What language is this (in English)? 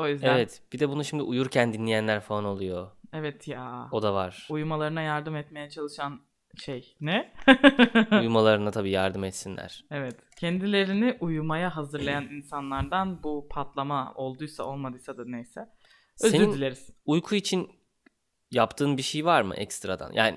Turkish